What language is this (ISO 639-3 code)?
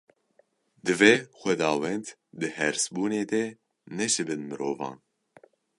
kur